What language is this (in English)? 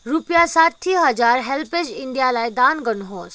Nepali